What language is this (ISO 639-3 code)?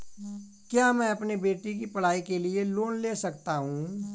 hin